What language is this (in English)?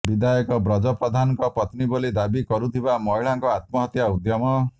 Odia